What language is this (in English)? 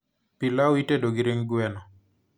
Luo (Kenya and Tanzania)